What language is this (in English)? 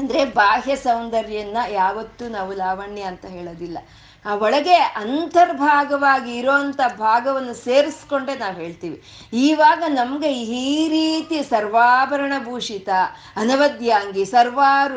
Kannada